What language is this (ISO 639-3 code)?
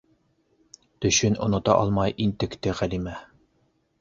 bak